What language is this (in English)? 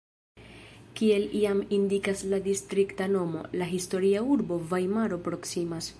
Esperanto